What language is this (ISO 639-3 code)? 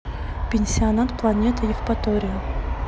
rus